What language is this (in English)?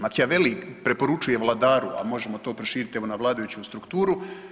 Croatian